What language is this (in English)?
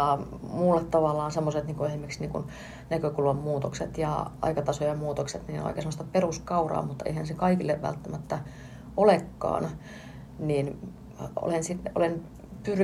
Finnish